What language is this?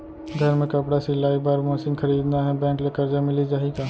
Chhattisgarhi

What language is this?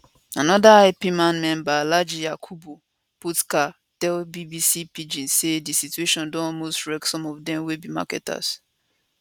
Nigerian Pidgin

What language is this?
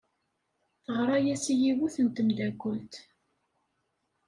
Kabyle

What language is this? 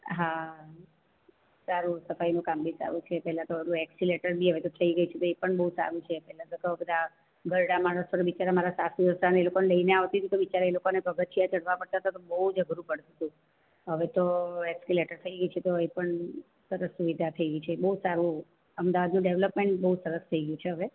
Gujarati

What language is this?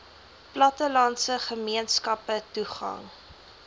Afrikaans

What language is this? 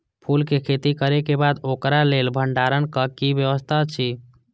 Maithili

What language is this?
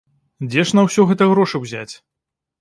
Belarusian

